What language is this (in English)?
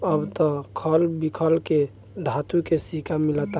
Bhojpuri